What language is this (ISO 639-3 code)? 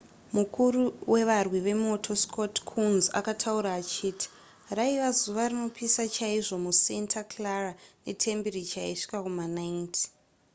sna